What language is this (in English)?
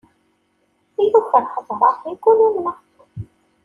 Kabyle